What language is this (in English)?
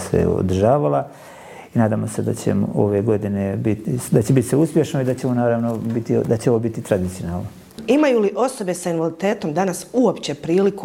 Croatian